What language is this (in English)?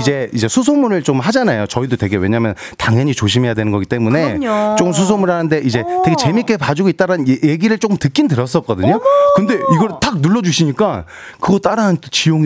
Korean